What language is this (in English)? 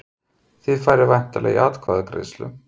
Icelandic